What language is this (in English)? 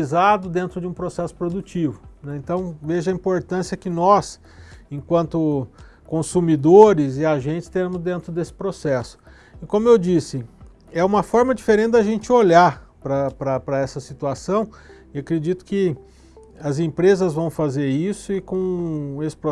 Portuguese